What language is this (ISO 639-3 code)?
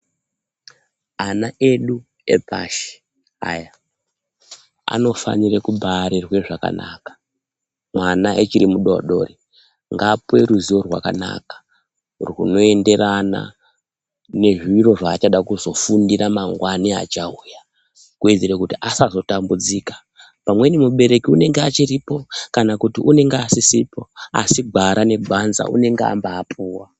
ndc